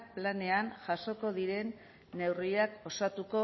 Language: Basque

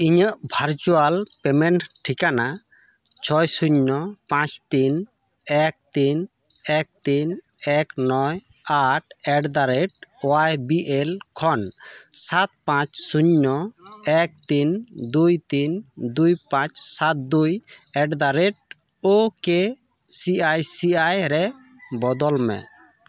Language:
Santali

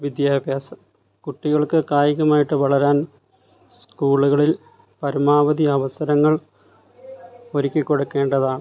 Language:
Malayalam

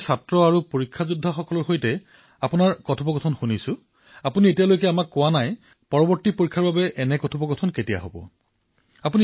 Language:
Assamese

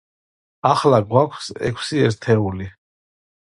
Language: Georgian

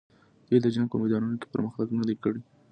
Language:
Pashto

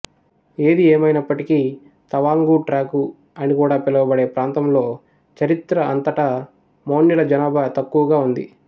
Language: Telugu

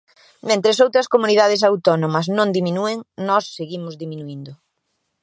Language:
Galician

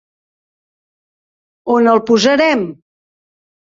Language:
Catalan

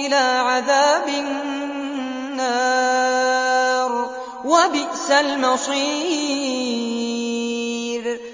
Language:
Arabic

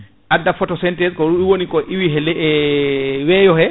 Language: Fula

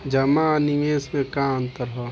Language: Bhojpuri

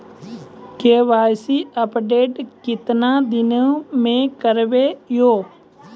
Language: Maithili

